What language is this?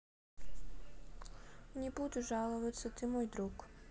Russian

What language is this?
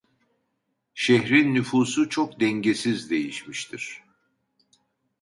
Turkish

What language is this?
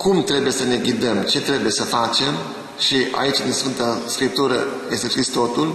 Romanian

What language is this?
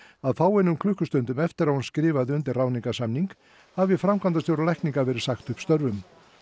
Icelandic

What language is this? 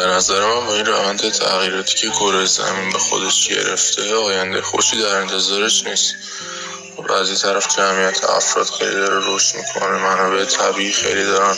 Persian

